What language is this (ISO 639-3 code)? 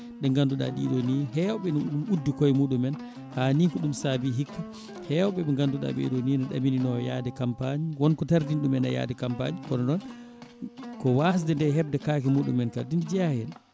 ful